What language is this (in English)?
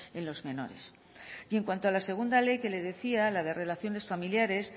Spanish